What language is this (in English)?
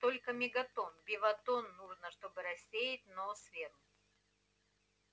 Russian